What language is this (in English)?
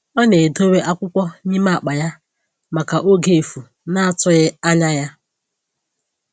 Igbo